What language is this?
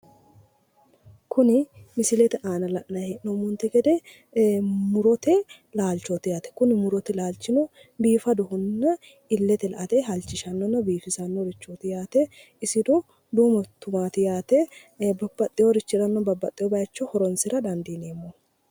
Sidamo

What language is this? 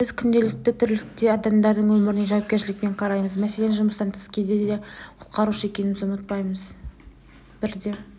Kazakh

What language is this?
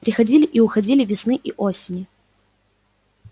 Russian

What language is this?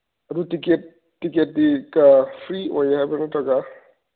Manipuri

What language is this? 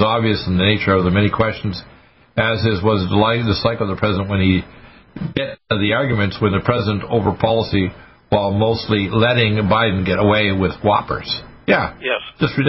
English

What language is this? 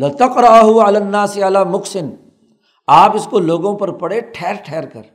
Urdu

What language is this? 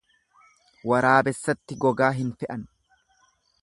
Oromo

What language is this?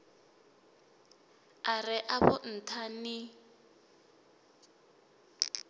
Venda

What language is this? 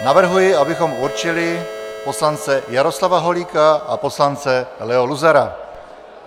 Czech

